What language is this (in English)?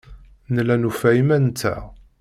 Kabyle